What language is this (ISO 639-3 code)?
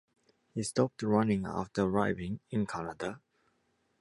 eng